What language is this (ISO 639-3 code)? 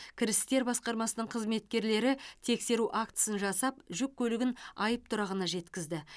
kaz